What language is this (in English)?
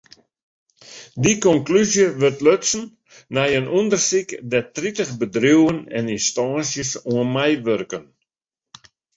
Western Frisian